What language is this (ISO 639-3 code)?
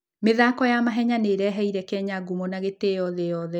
kik